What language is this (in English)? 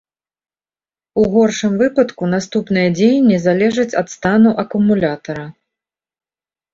Belarusian